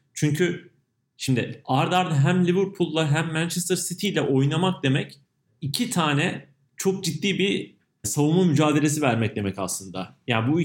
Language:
Turkish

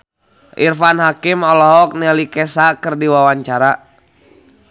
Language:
Sundanese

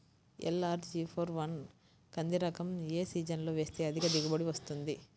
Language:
Telugu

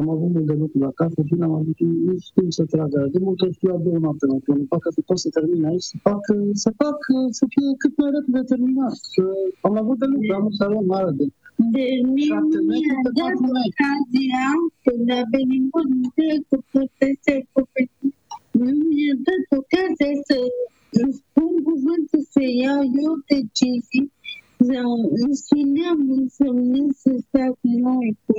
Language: Romanian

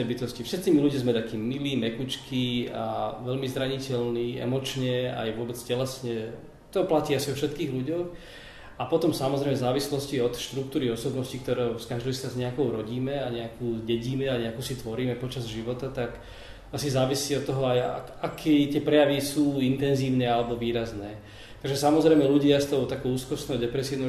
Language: Slovak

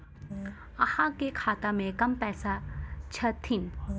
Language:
Maithili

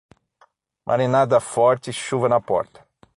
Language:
Portuguese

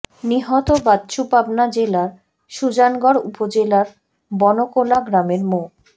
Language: Bangla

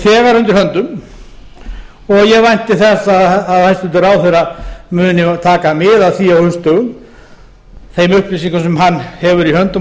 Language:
Icelandic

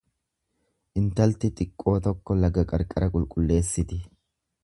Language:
Oromo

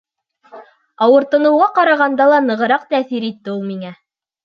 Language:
Bashkir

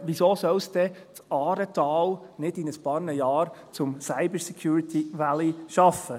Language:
Swiss German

